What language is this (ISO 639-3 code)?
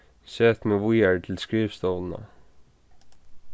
fao